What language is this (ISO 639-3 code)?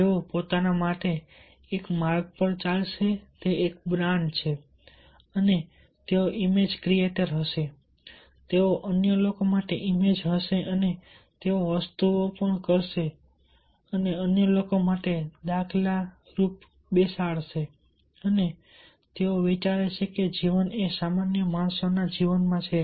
guj